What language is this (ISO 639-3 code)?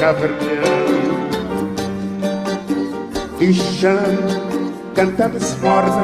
por